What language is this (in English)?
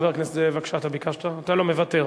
Hebrew